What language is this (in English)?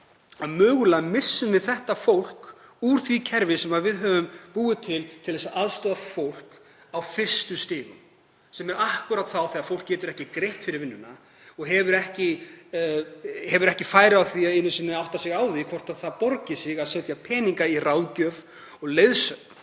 Icelandic